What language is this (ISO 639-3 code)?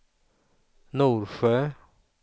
swe